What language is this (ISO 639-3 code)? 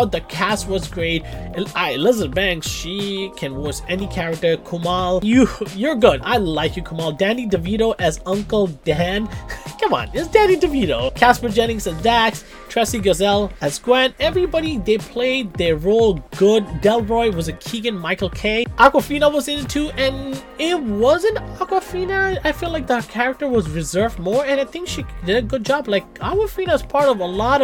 eng